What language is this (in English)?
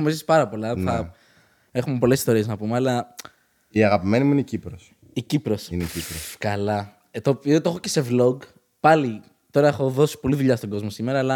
Greek